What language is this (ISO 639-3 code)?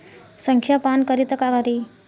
bho